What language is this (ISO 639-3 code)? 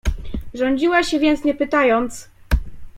pol